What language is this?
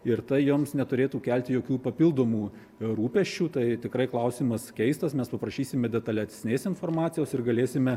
Lithuanian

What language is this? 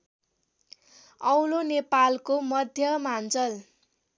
Nepali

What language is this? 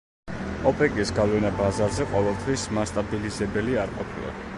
Georgian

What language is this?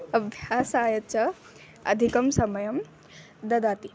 Sanskrit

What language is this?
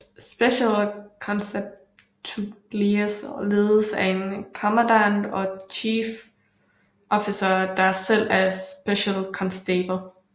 Danish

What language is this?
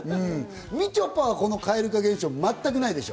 Japanese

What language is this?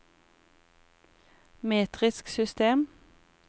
Norwegian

